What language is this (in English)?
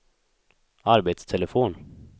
Swedish